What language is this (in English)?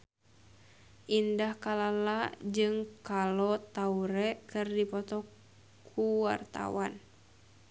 Sundanese